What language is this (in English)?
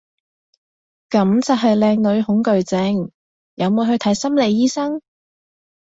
Cantonese